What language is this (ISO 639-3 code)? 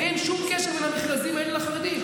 heb